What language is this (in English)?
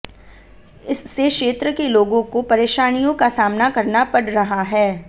Hindi